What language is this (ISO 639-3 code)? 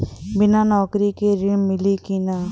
bho